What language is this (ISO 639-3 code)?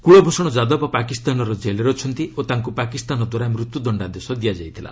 ori